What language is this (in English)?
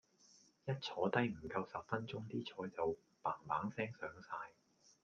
Cantonese